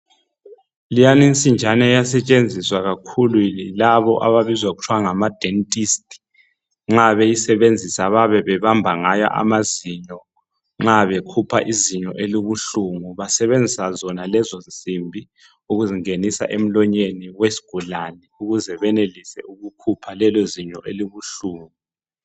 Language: North Ndebele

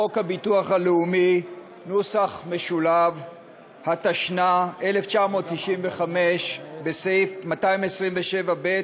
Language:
Hebrew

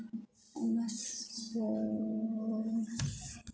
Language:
Dogri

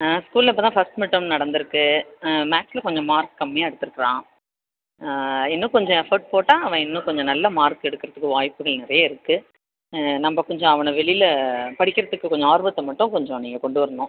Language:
Tamil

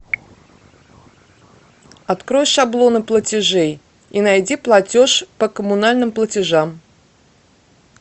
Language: Russian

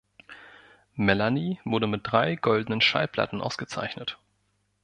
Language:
German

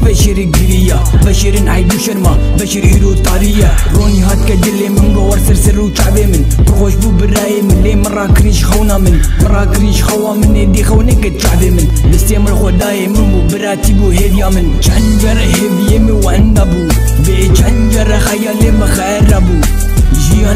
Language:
Arabic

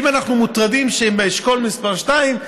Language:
Hebrew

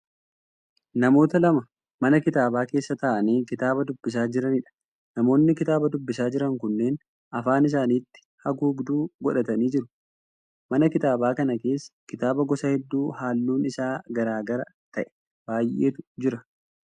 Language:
Oromo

